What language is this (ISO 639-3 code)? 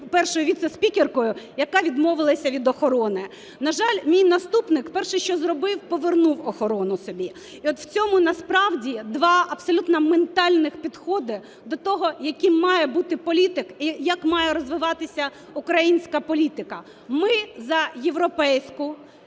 ukr